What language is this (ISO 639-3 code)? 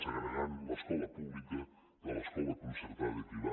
cat